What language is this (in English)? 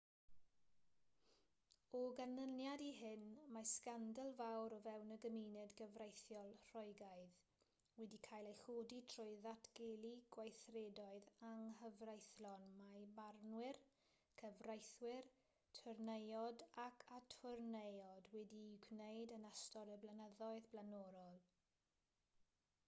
Welsh